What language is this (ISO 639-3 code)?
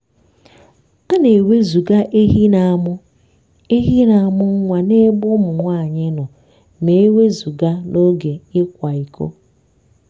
ibo